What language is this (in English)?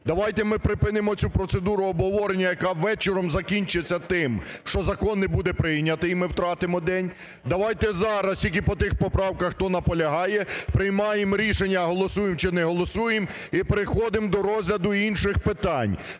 Ukrainian